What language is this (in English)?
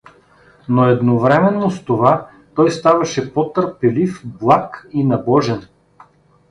Bulgarian